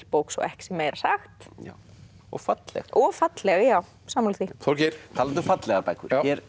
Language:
Icelandic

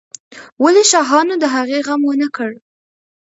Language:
Pashto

